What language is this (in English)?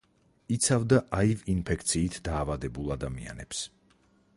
Georgian